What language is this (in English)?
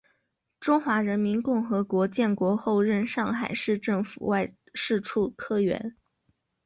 Chinese